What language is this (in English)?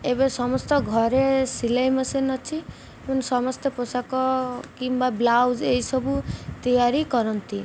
Odia